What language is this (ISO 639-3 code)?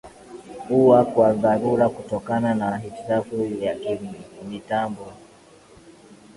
swa